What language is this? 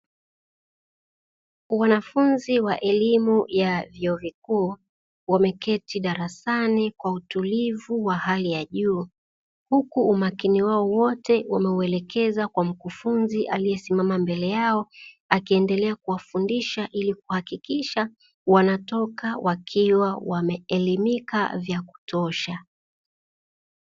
Swahili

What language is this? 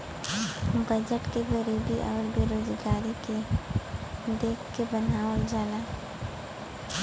Bhojpuri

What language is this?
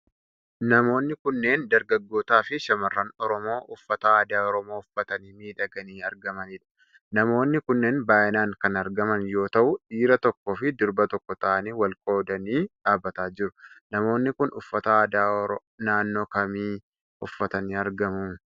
Oromo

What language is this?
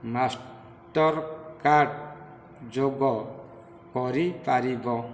Odia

